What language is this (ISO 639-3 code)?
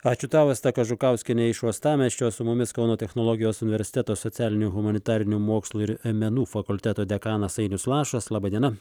lit